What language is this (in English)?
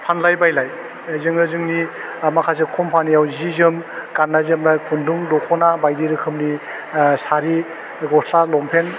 Bodo